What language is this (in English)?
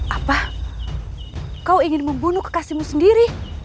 Indonesian